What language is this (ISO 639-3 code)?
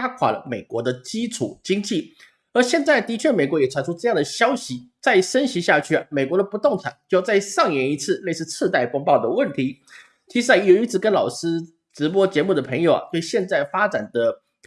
zho